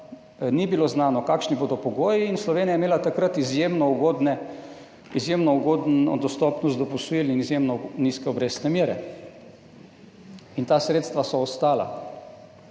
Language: Slovenian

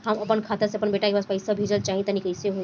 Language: Bhojpuri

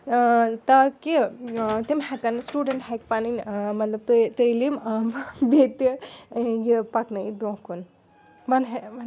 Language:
Kashmiri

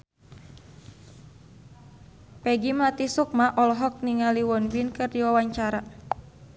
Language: Sundanese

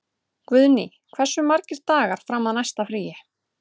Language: Icelandic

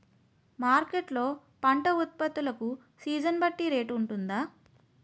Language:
Telugu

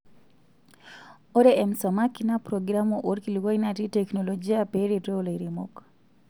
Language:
Masai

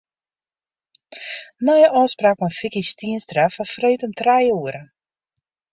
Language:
Western Frisian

